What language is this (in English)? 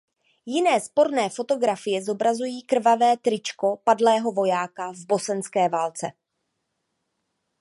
Czech